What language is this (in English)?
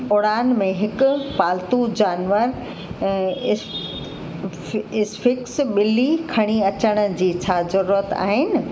Sindhi